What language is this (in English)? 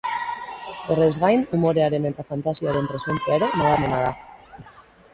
Basque